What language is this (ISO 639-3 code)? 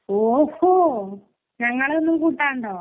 mal